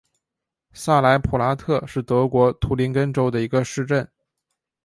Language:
Chinese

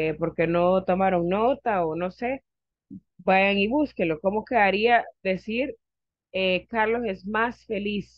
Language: Spanish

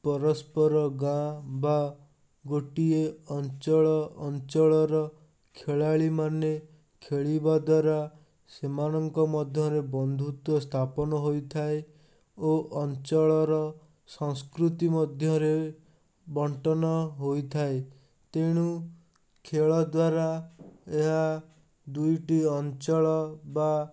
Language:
Odia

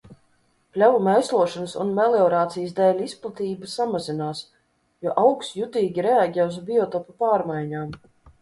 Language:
Latvian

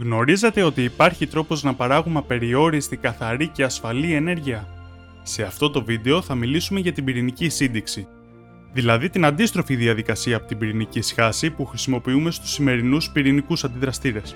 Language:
Greek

